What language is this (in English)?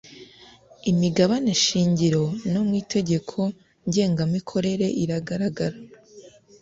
Kinyarwanda